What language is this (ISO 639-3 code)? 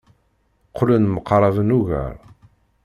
kab